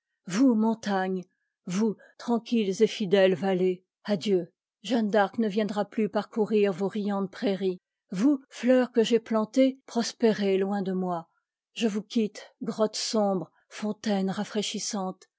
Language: French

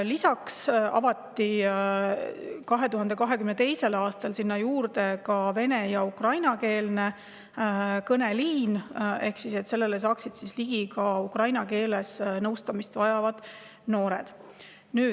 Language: Estonian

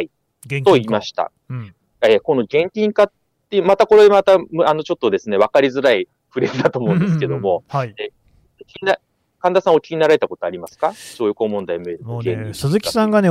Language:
Japanese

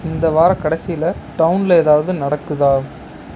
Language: Tamil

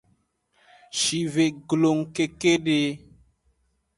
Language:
Aja (Benin)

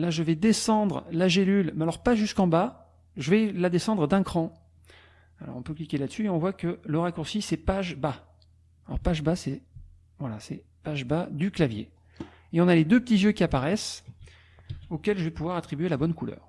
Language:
French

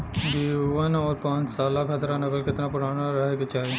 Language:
Bhojpuri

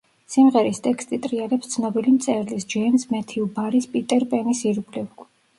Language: Georgian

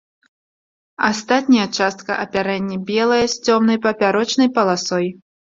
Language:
Belarusian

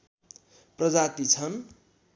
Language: Nepali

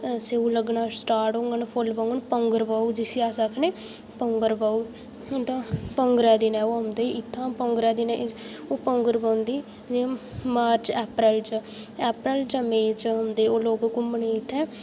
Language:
Dogri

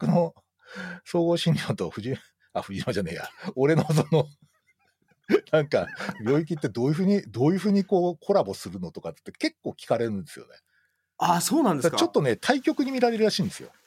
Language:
Japanese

